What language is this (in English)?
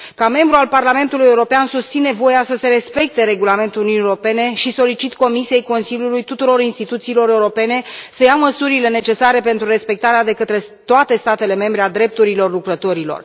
Romanian